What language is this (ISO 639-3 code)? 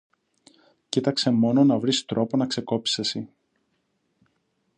ell